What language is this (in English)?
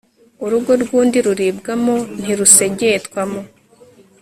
Kinyarwanda